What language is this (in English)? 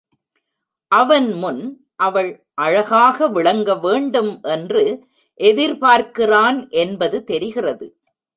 Tamil